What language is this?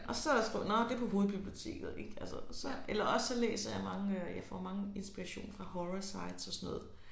Danish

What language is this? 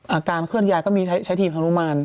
Thai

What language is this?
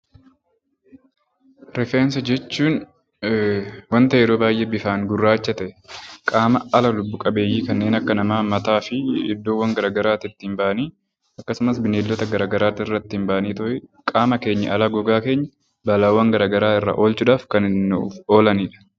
Oromo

